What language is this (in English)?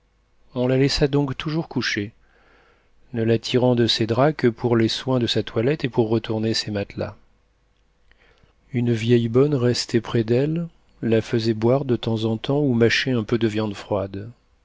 French